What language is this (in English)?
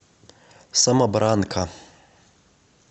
Russian